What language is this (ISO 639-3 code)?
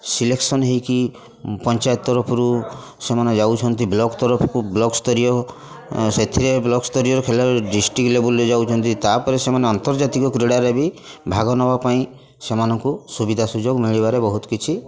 ori